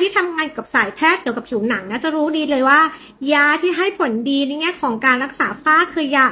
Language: Thai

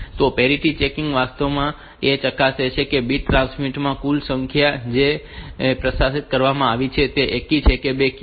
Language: Gujarati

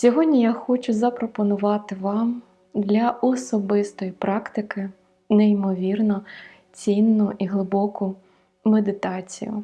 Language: Ukrainian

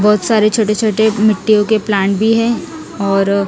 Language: Hindi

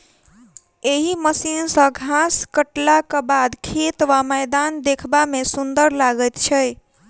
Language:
Maithili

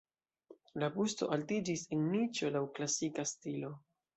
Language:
Esperanto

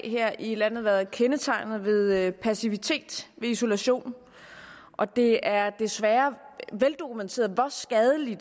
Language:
Danish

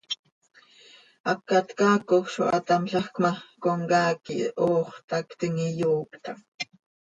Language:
Seri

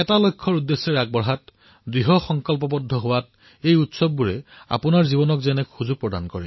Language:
Assamese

